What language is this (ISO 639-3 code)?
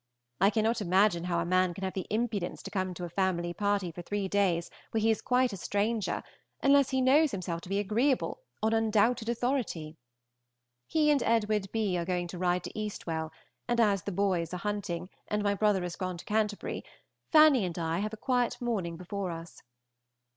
eng